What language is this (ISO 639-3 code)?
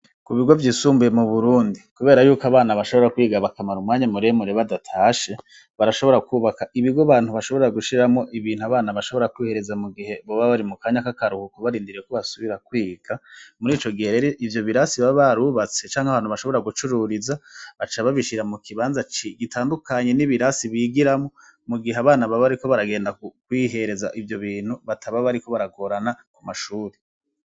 run